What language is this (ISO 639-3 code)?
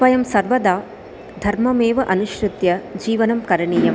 san